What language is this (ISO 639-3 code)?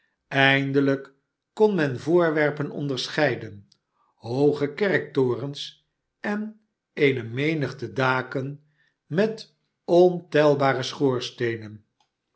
nld